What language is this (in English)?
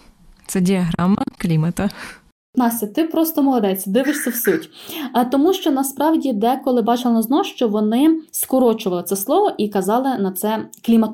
Ukrainian